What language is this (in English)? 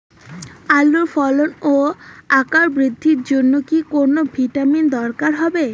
Bangla